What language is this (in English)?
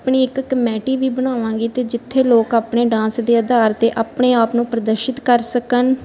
Punjabi